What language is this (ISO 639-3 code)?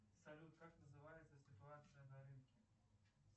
rus